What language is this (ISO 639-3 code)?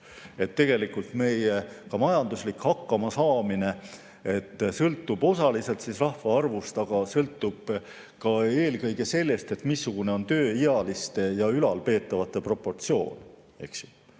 est